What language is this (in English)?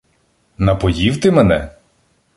Ukrainian